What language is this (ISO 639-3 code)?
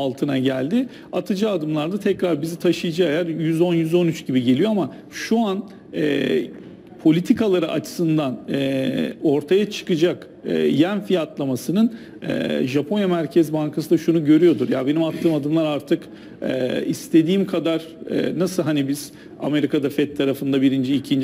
tur